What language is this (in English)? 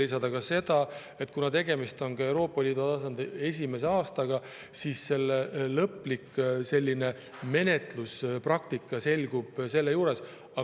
Estonian